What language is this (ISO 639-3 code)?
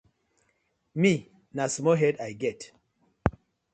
pcm